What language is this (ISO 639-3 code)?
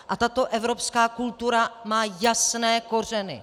ces